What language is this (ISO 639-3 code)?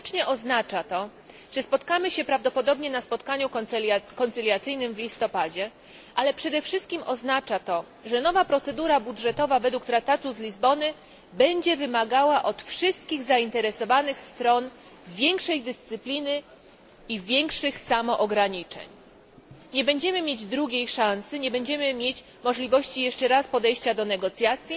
pol